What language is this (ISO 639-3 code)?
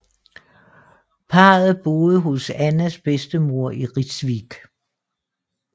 dan